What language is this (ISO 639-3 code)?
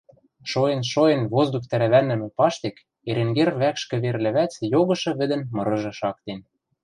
mrj